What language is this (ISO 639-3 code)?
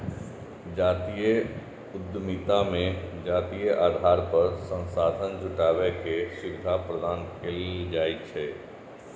mai